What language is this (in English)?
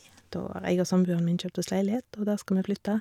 Norwegian